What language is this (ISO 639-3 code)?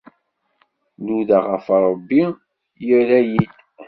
kab